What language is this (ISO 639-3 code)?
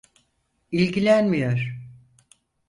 tur